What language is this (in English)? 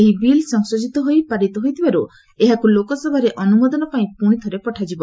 Odia